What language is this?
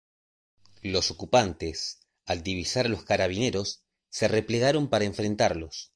Spanish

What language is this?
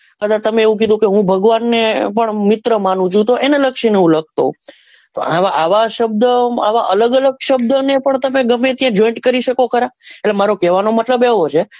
Gujarati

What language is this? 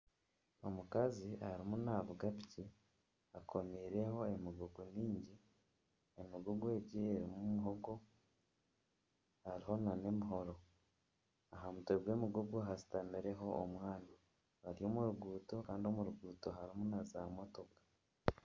Nyankole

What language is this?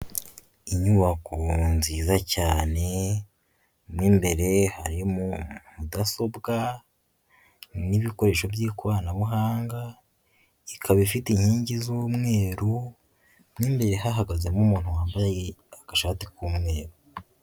Kinyarwanda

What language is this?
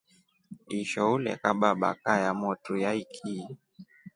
Rombo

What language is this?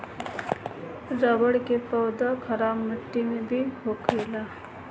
Bhojpuri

